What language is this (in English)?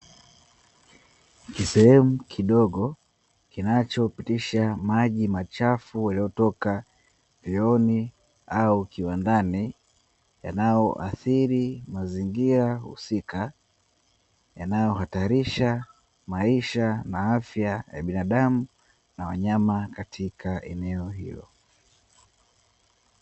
Swahili